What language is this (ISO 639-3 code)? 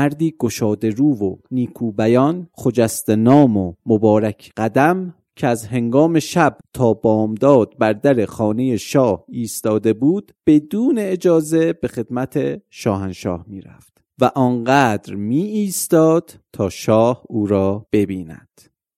fas